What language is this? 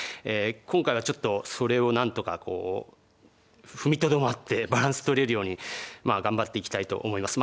Japanese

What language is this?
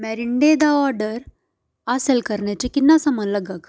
Dogri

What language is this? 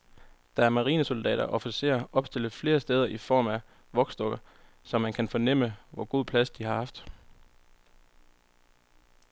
Danish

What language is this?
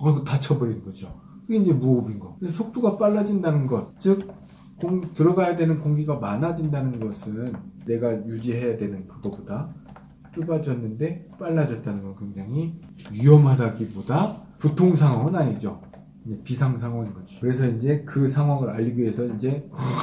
Korean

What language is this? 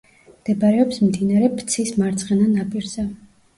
Georgian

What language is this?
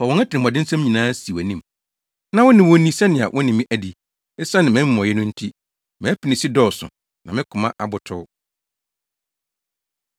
Akan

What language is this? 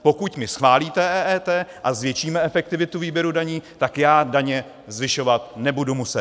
Czech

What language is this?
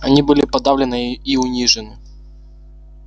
Russian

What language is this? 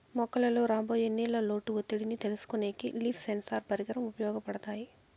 Telugu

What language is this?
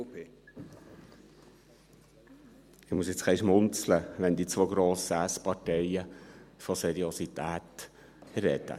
Swiss German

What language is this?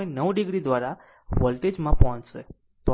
Gujarati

